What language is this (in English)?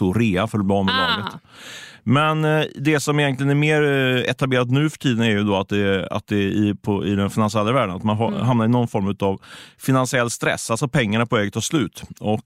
Swedish